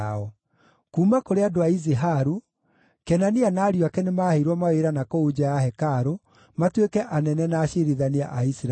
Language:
Kikuyu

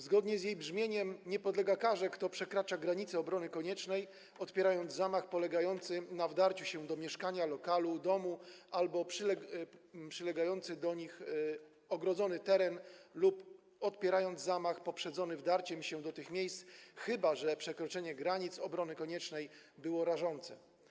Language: Polish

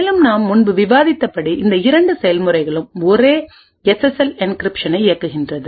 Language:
Tamil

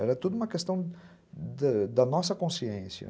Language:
Portuguese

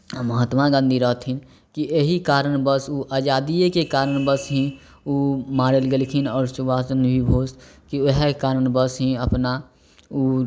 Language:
Maithili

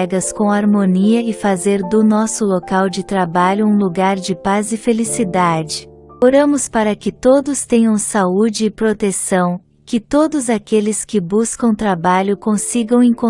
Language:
Portuguese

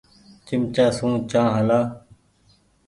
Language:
Goaria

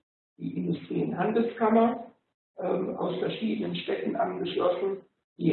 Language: German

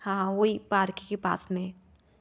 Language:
Hindi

